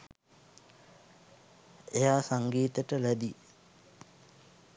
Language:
Sinhala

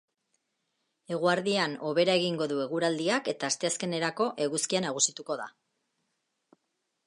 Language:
Basque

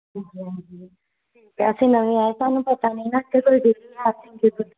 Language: Punjabi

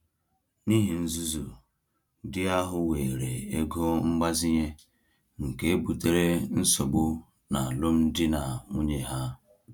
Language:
Igbo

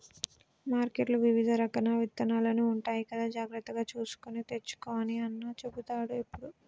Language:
Telugu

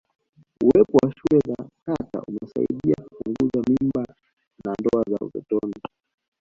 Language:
Swahili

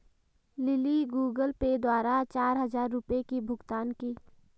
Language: Hindi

